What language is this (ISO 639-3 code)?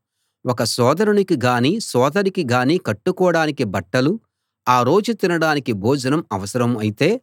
tel